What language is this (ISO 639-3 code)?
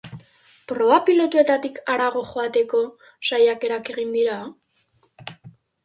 eus